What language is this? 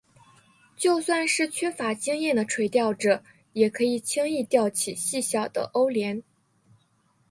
Chinese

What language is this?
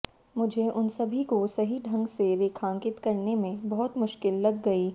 Hindi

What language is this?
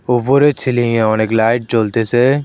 Bangla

